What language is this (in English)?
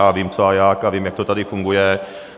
Czech